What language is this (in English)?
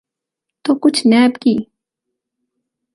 Urdu